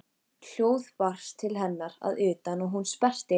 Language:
Icelandic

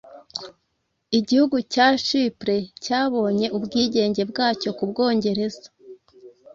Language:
Kinyarwanda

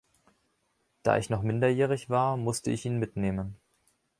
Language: German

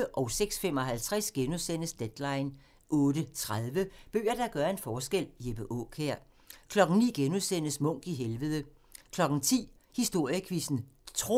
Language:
Danish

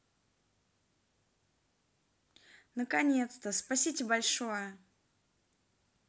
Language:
Russian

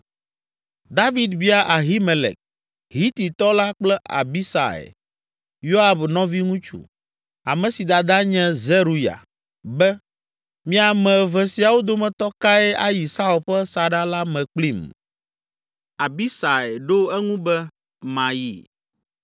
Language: Ewe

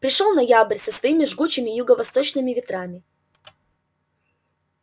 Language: Russian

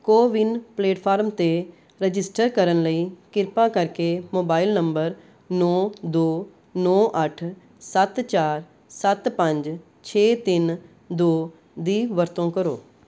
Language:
Punjabi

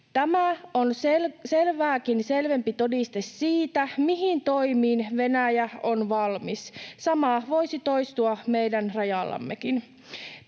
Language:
Finnish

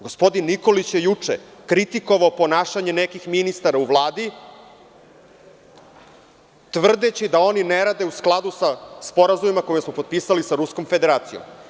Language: Serbian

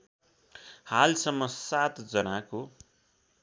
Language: Nepali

